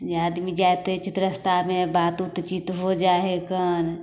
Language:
Maithili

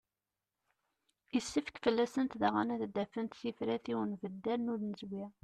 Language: Kabyle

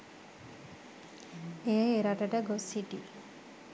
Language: Sinhala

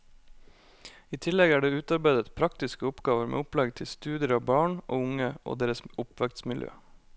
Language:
Norwegian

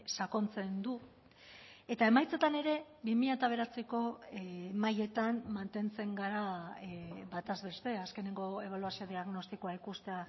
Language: Basque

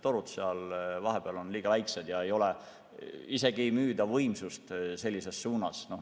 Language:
Estonian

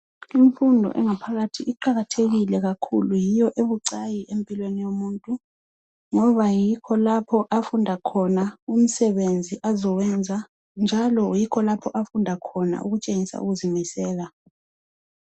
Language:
North Ndebele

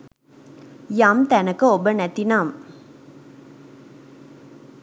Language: Sinhala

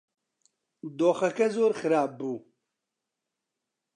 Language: Central Kurdish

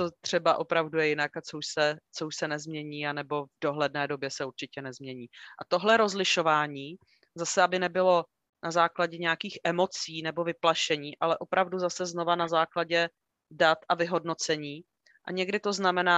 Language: Czech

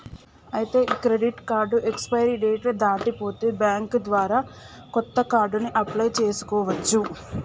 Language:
Telugu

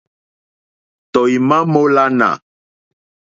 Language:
Mokpwe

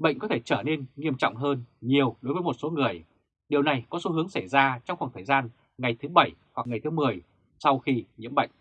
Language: Vietnamese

